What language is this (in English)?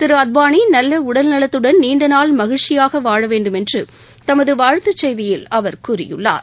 Tamil